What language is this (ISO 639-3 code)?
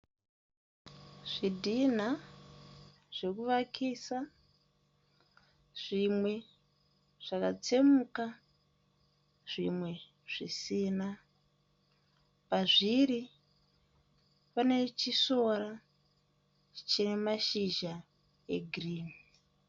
sna